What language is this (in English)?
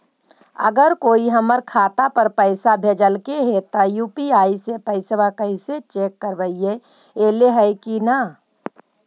Magahi